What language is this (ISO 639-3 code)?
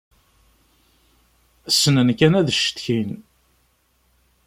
kab